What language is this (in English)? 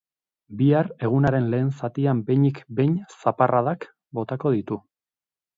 Basque